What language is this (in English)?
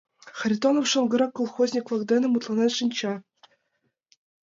Mari